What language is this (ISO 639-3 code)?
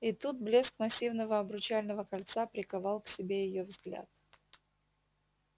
rus